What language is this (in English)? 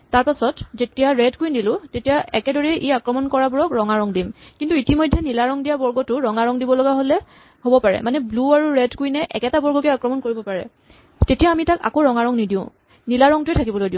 Assamese